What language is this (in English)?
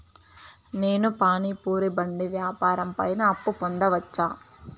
Telugu